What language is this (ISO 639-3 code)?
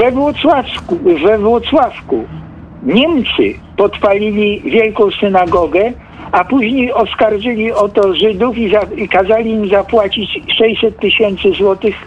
pol